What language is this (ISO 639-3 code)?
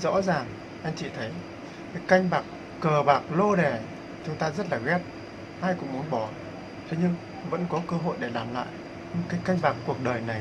vie